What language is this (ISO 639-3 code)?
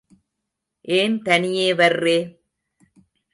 tam